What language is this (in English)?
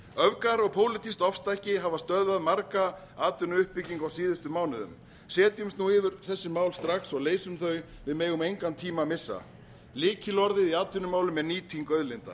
Icelandic